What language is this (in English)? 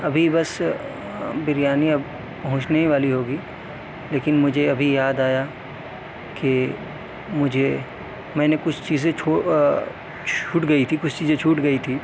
Urdu